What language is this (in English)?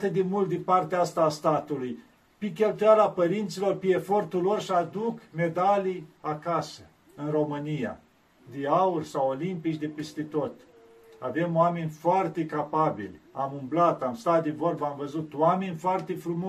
Romanian